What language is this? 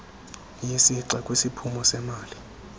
Xhosa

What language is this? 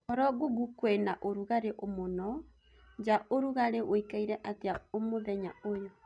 Kikuyu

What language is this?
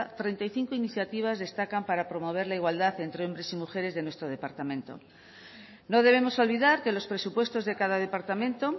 Spanish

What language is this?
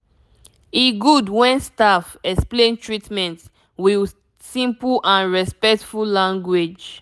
Nigerian Pidgin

